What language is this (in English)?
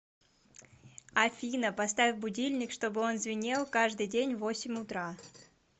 Russian